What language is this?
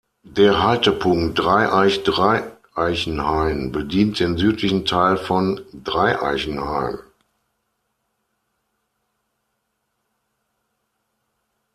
German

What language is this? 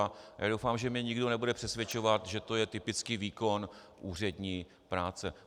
Czech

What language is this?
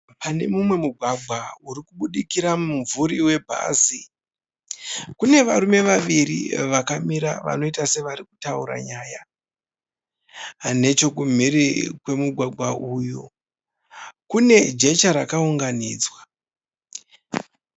Shona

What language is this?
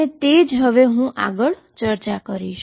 Gujarati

